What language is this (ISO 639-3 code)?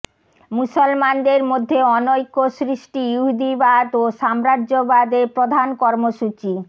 ben